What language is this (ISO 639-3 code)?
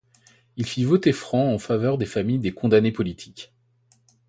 fra